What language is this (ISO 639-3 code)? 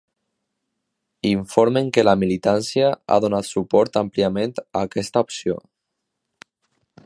cat